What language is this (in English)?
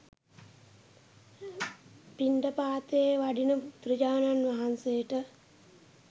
Sinhala